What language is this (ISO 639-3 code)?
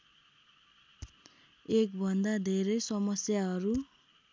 nep